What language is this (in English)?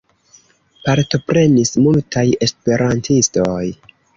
Esperanto